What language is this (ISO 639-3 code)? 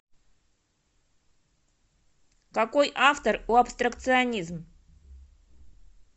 rus